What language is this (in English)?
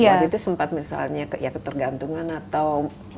Indonesian